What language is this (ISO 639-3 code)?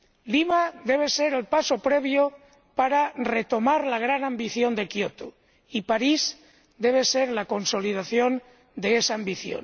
spa